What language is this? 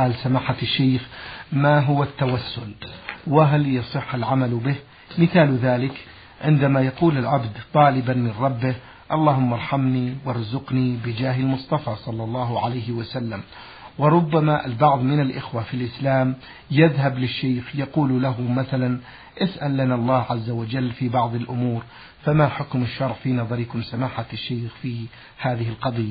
Arabic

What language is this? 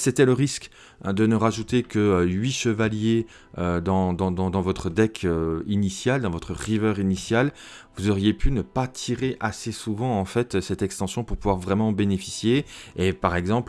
French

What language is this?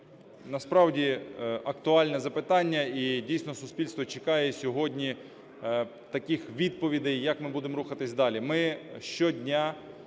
Ukrainian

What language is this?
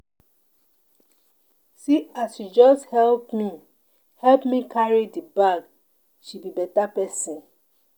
Nigerian Pidgin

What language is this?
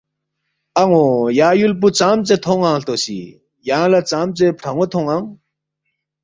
Balti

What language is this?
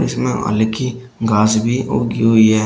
Hindi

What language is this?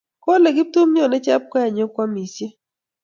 Kalenjin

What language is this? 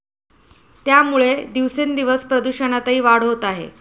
Marathi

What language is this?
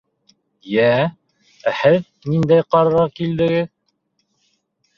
Bashkir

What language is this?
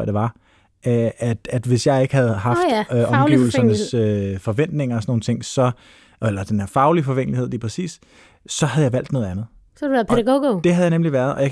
Danish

